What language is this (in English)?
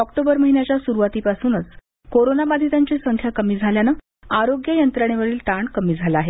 Marathi